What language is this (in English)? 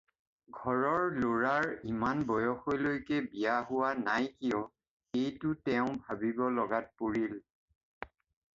Assamese